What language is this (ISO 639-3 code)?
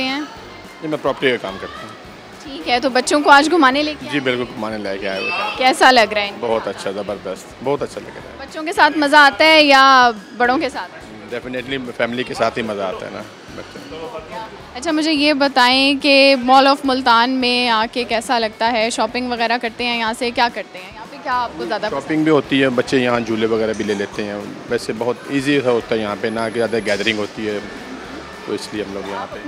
hin